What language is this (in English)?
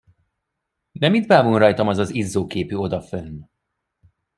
Hungarian